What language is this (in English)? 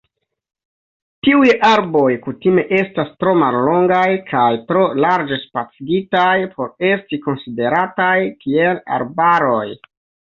Esperanto